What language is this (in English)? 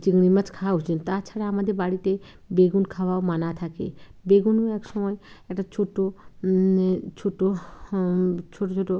Bangla